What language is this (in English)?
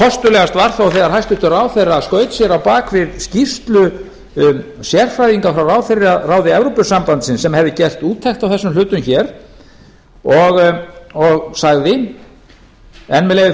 Icelandic